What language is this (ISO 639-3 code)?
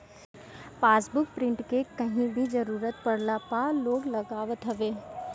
bho